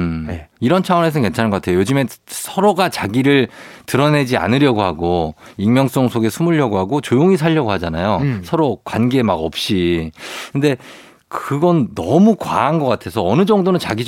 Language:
Korean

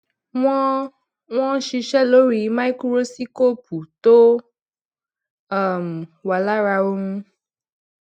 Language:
Yoruba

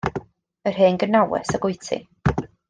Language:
Welsh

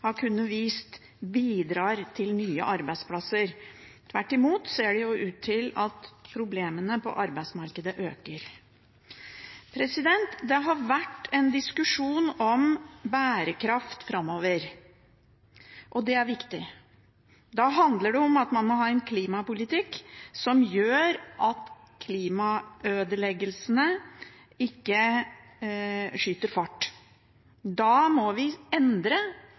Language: Norwegian Bokmål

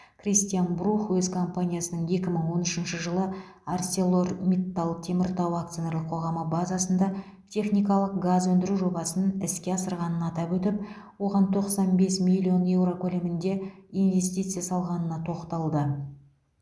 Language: Kazakh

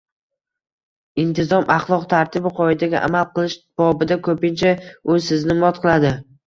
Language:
Uzbek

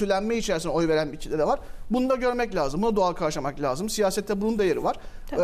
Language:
Turkish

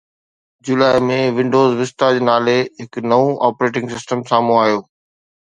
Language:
Sindhi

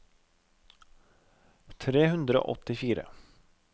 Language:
Norwegian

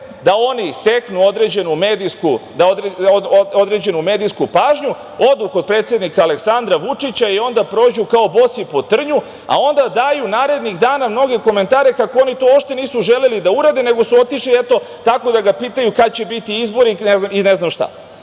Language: Serbian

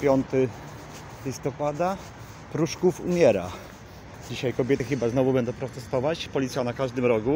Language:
Polish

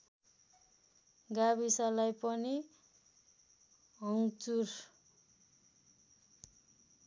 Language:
Nepali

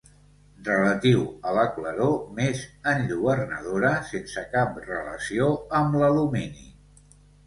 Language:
Catalan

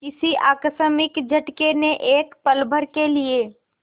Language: Hindi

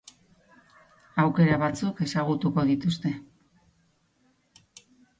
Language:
Basque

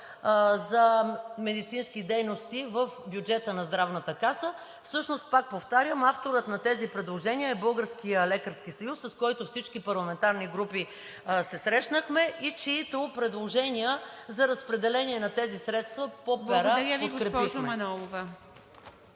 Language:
Bulgarian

